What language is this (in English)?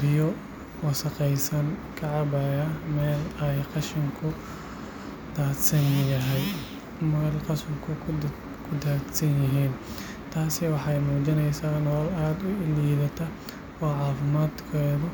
Somali